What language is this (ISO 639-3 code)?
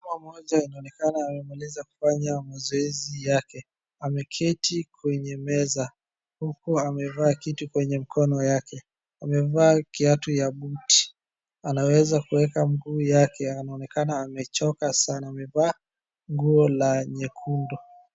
swa